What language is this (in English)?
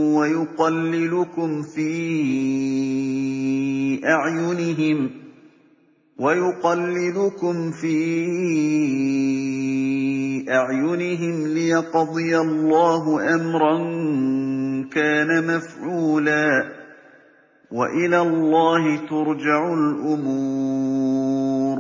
Arabic